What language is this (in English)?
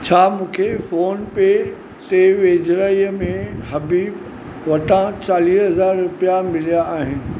Sindhi